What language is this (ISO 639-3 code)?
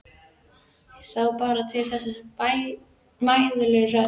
isl